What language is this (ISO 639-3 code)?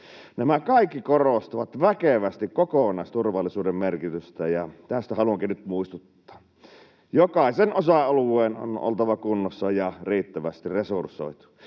fin